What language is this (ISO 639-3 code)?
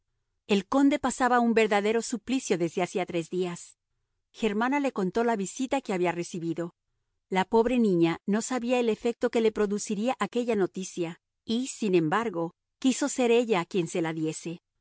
spa